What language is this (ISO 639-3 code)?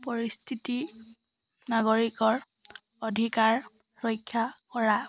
asm